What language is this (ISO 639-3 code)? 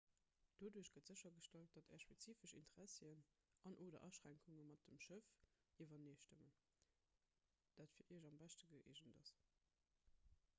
ltz